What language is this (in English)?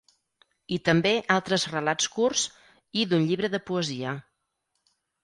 Catalan